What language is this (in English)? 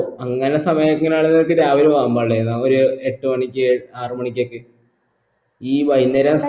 Malayalam